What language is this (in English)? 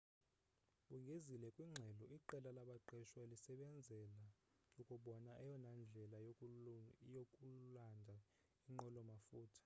Xhosa